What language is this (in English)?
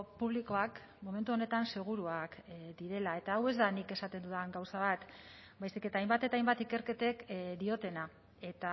Basque